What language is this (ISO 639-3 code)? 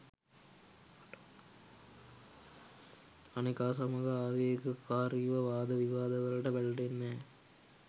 sin